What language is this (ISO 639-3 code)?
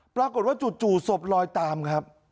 tha